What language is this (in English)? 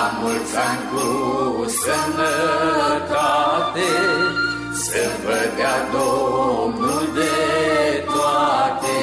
Romanian